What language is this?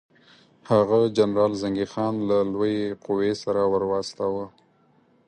Pashto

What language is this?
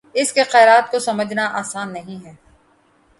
Urdu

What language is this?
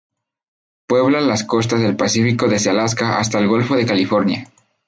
Spanish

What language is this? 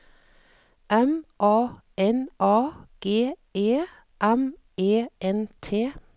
Norwegian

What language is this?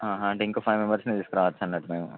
Telugu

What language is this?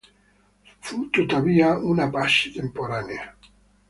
Italian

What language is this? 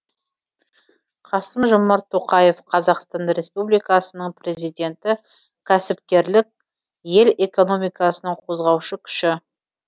Kazakh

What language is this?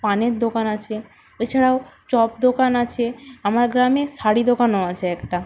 Bangla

